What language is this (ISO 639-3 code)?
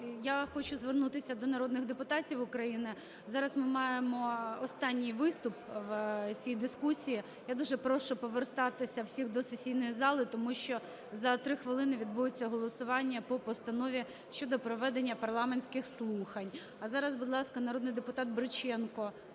ukr